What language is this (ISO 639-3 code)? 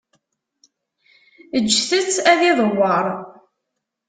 kab